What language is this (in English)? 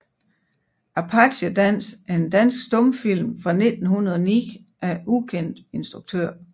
Danish